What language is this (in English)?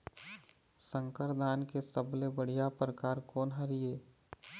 Chhattisgarhi